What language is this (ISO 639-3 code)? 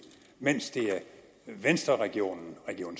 dan